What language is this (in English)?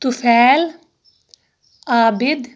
Kashmiri